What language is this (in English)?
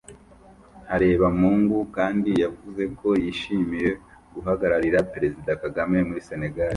Kinyarwanda